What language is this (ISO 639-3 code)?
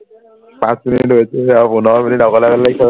asm